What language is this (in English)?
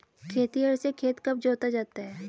Hindi